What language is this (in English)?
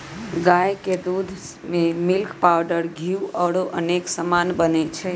Magahi